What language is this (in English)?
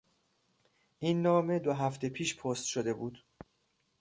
Persian